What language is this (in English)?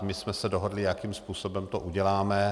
Czech